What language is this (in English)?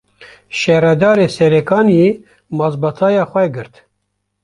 Kurdish